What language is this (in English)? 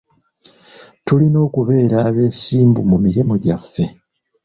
Ganda